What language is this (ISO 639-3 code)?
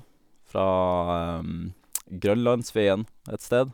nor